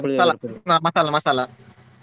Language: Kannada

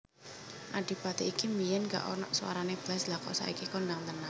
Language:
Javanese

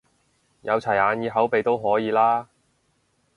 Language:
Cantonese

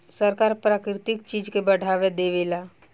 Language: Bhojpuri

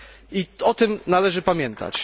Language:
Polish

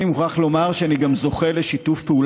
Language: Hebrew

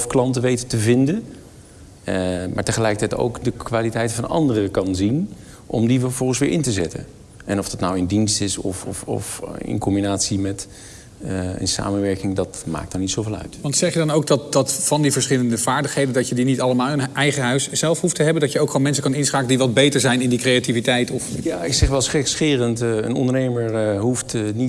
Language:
Dutch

